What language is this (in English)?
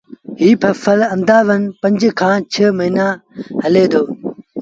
Sindhi Bhil